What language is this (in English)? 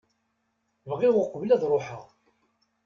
Kabyle